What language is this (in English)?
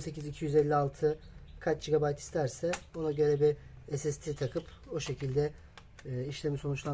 Turkish